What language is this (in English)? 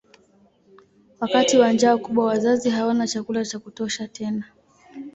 Swahili